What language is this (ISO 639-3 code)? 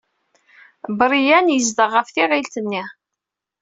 kab